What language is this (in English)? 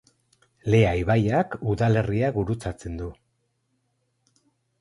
Basque